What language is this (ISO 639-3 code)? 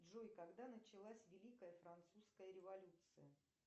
rus